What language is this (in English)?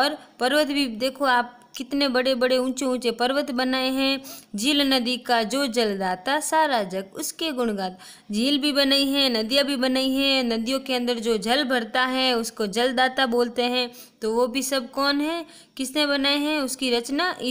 Hindi